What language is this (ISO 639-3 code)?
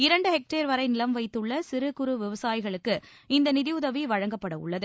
tam